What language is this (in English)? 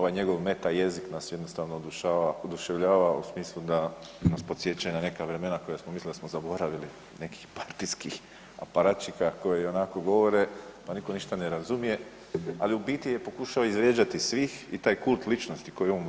Croatian